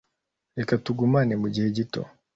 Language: Kinyarwanda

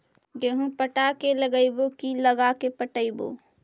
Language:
Magahi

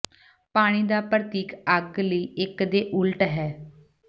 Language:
Punjabi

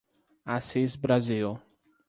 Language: Portuguese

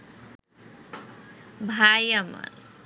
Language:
Bangla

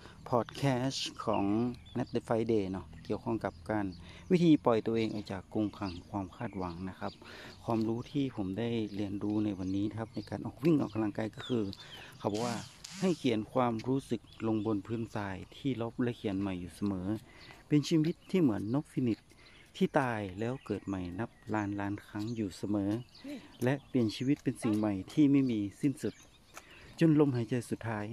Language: Thai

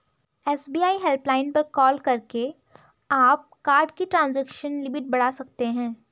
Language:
Hindi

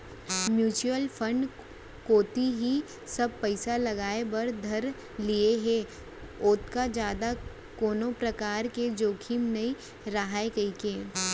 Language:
Chhattisgarhi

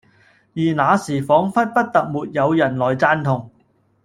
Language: Cantonese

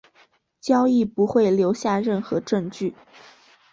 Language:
Chinese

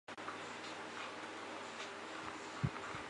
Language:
Chinese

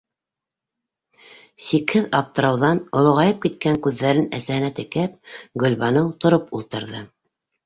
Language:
Bashkir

